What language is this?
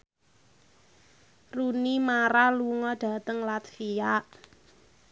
Javanese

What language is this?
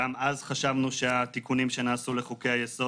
Hebrew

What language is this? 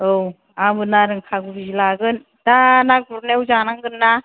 Bodo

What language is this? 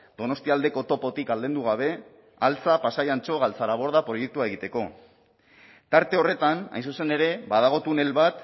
Basque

